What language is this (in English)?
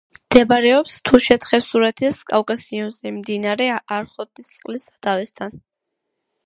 Georgian